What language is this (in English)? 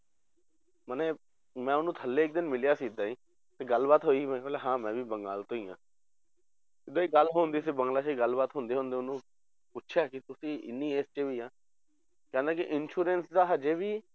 Punjabi